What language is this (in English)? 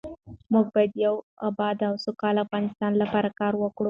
Pashto